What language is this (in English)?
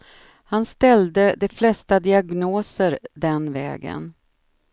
Swedish